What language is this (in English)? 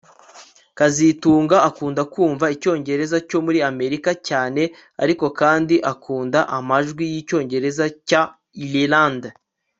Kinyarwanda